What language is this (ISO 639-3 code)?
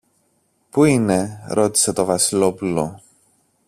ell